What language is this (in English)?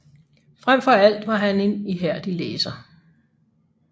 Danish